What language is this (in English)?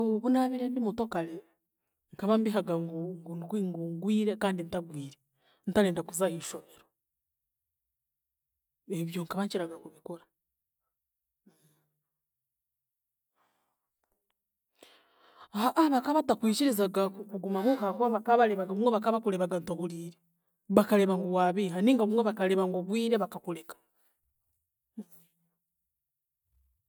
Chiga